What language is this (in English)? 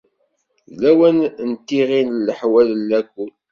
Kabyle